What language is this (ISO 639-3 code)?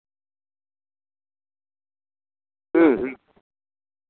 sat